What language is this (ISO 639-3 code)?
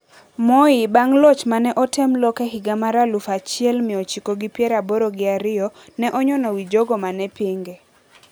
luo